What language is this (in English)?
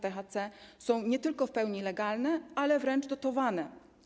Polish